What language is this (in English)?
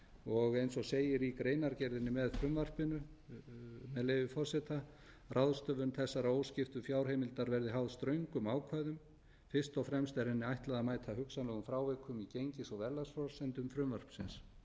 Icelandic